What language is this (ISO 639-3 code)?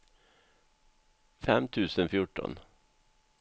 swe